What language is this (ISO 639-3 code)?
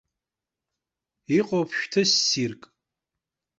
abk